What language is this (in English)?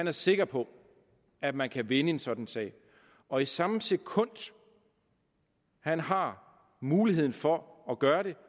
Danish